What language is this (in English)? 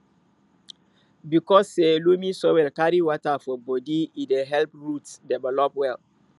Nigerian Pidgin